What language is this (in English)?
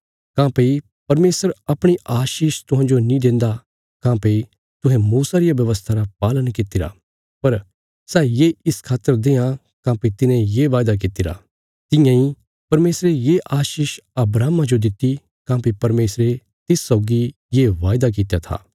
Bilaspuri